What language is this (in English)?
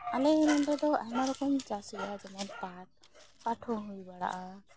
Santali